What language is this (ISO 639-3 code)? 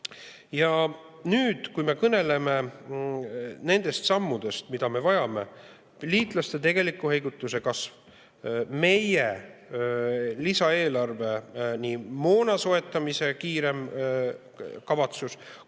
est